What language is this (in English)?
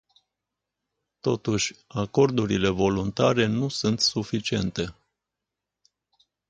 Romanian